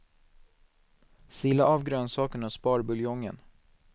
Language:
Swedish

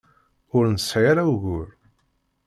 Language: Kabyle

